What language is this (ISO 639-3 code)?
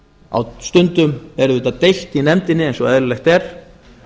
isl